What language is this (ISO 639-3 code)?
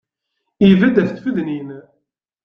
kab